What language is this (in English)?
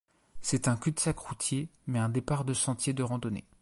French